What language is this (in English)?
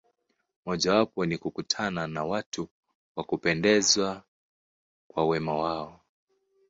Swahili